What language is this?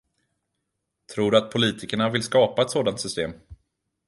Swedish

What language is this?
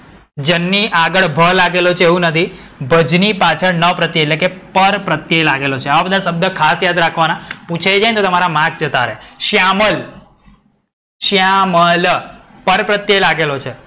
Gujarati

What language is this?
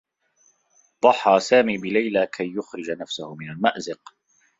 Arabic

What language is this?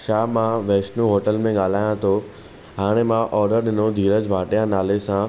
Sindhi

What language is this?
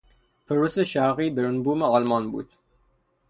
Persian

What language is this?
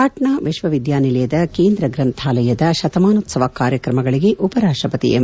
Kannada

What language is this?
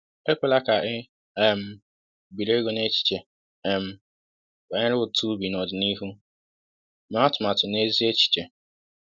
Igbo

